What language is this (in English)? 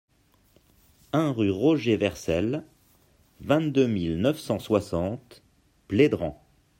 French